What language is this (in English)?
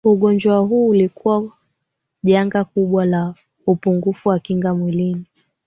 Swahili